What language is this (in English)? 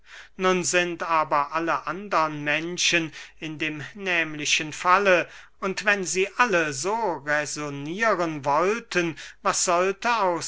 German